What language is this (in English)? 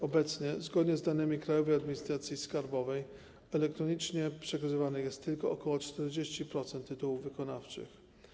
Polish